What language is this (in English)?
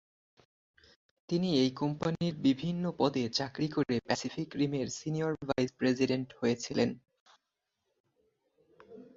Bangla